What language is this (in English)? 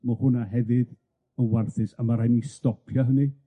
Welsh